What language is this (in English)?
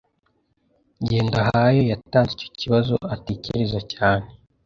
Kinyarwanda